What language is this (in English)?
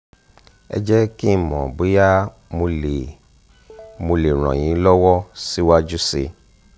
Yoruba